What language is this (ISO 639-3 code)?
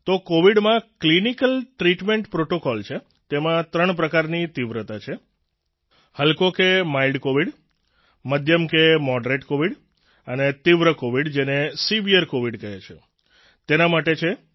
guj